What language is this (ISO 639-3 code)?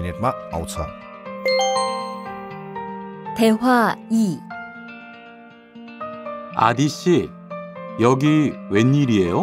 kor